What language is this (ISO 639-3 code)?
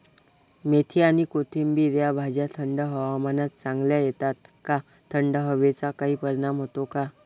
mar